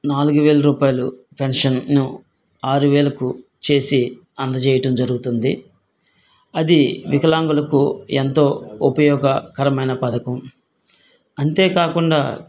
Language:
Telugu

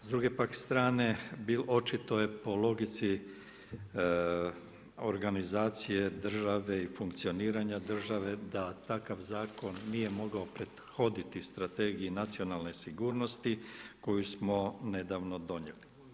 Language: Croatian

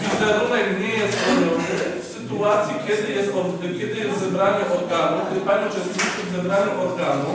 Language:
Polish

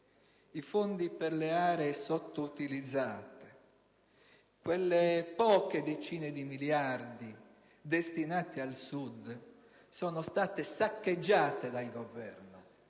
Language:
Italian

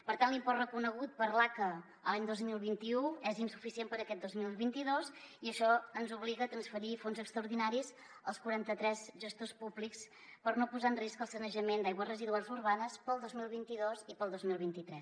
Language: Catalan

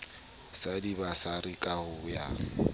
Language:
Southern Sotho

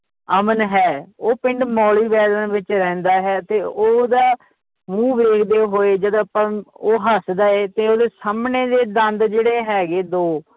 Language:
Punjabi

